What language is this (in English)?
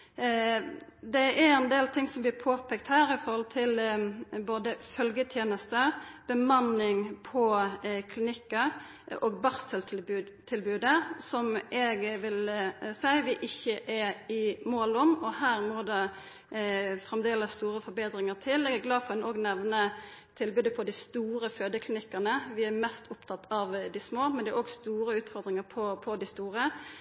Norwegian Nynorsk